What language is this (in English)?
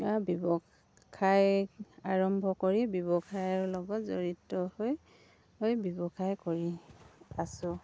Assamese